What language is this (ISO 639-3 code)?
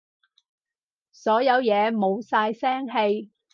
yue